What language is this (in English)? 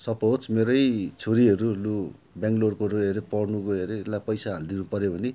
Nepali